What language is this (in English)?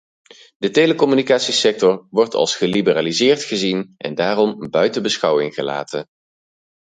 Dutch